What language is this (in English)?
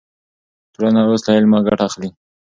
Pashto